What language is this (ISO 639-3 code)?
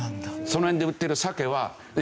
jpn